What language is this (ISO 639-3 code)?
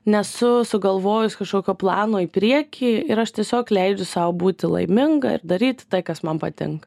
lit